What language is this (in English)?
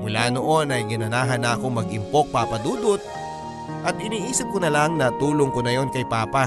Filipino